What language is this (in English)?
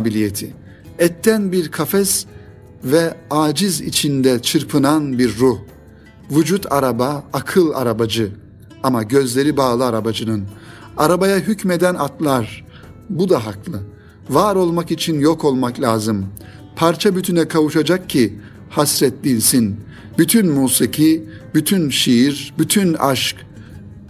Turkish